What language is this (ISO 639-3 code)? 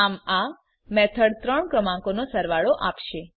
guj